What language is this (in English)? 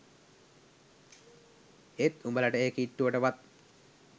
Sinhala